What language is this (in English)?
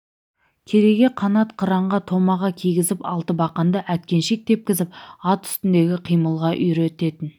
Kazakh